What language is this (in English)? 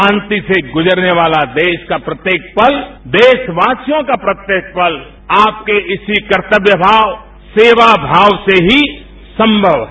Hindi